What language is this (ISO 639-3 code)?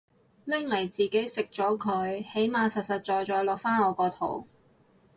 yue